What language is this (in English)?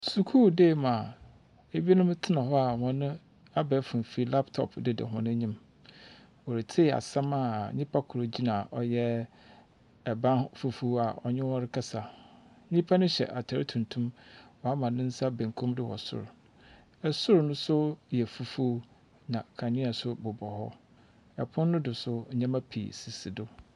Akan